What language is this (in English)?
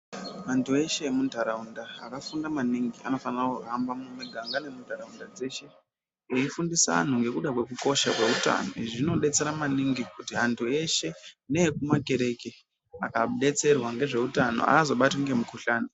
Ndau